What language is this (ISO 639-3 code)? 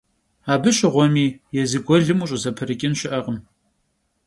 kbd